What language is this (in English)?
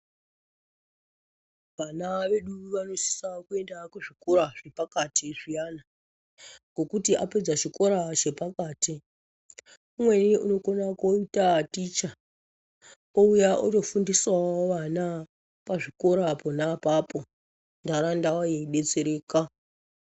Ndau